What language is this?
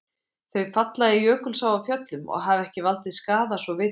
Icelandic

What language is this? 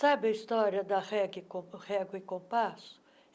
Portuguese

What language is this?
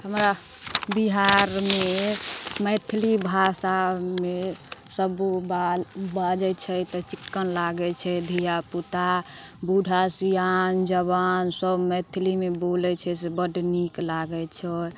Maithili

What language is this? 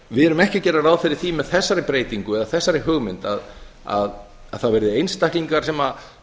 Icelandic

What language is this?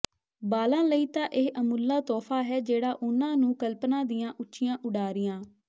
Punjabi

